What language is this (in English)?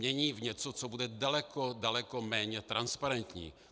Czech